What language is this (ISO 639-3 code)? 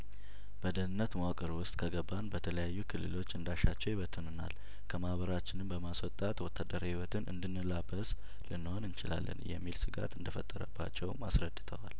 amh